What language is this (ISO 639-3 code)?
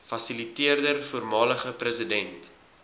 afr